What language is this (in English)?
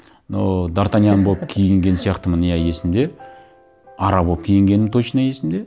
Kazakh